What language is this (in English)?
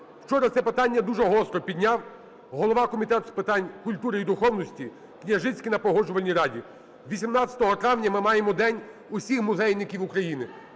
Ukrainian